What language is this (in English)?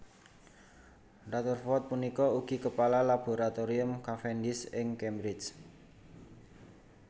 Javanese